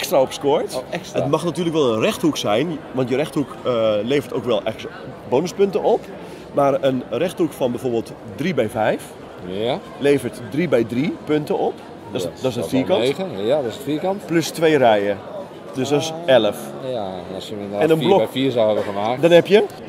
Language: Dutch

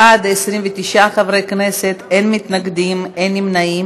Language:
Hebrew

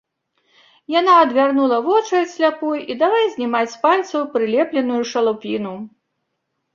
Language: Belarusian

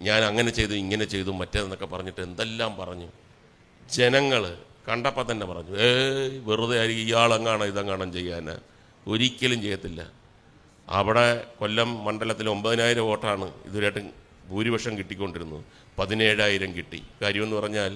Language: Malayalam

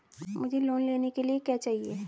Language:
Hindi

